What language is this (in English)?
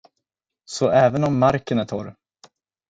Swedish